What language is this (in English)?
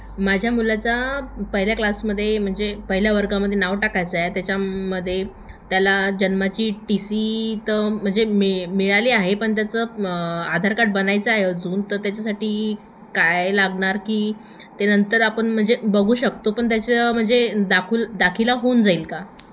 Marathi